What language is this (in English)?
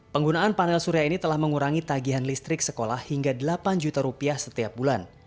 Indonesian